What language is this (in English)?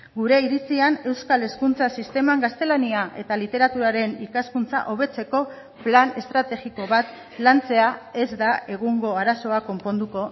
Basque